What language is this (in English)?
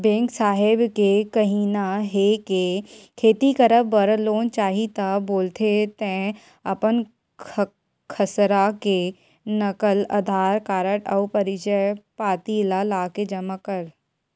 Chhattisgarhi